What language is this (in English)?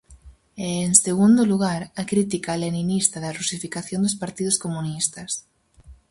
Galician